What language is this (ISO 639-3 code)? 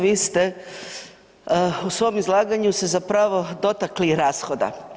hrv